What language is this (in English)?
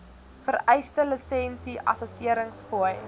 Afrikaans